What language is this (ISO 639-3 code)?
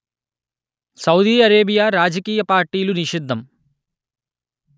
tel